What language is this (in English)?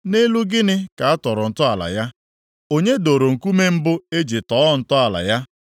Igbo